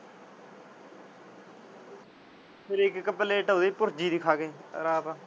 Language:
Punjabi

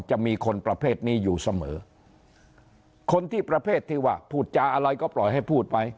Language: Thai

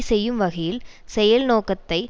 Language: Tamil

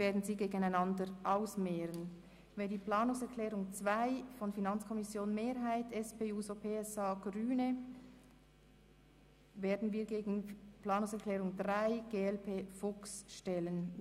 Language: Swiss German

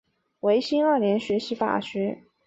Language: Chinese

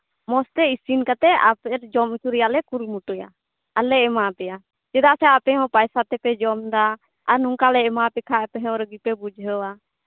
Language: Santali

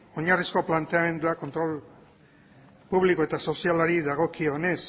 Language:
Basque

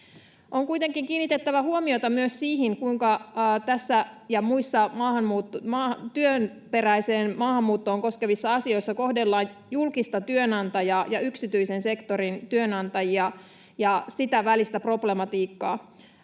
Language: Finnish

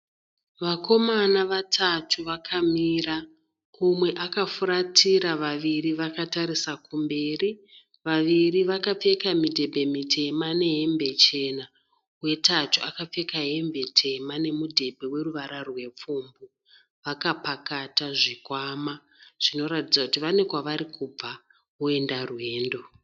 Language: Shona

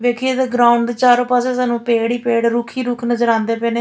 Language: Punjabi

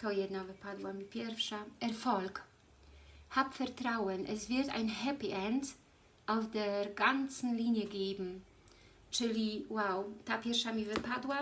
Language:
Polish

